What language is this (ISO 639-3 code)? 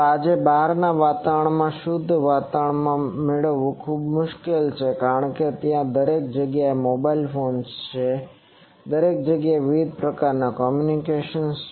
guj